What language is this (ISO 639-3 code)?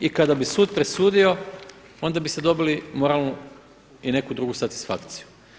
hrv